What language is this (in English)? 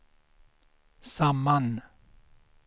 Swedish